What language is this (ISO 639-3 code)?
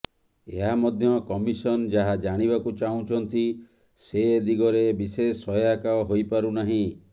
ori